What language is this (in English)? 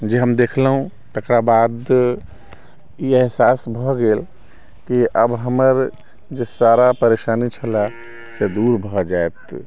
Maithili